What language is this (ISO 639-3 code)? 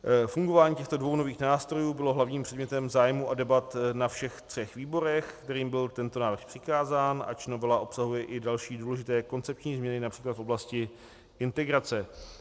ces